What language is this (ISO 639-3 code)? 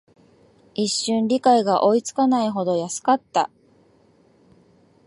jpn